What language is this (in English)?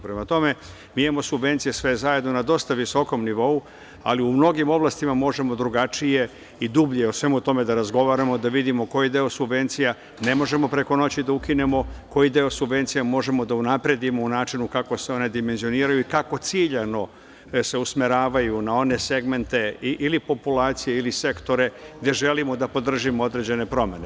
Serbian